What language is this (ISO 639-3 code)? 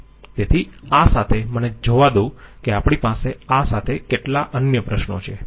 guj